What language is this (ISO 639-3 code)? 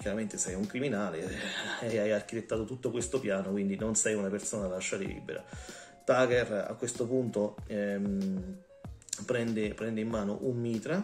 ita